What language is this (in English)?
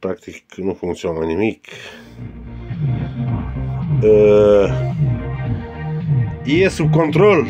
Romanian